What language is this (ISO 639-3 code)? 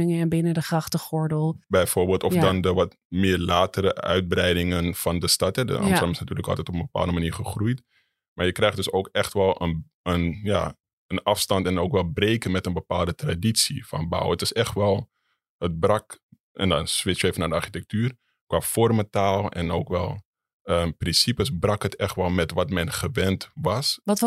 nld